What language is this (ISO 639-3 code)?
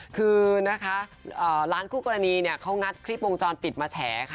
tha